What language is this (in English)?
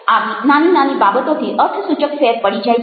Gujarati